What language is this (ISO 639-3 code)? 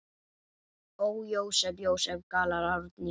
isl